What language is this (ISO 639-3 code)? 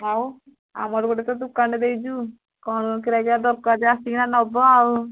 ori